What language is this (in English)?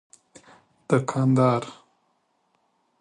Persian